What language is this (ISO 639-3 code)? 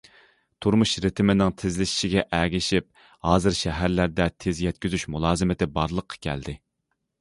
uig